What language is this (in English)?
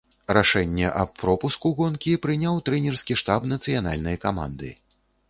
Belarusian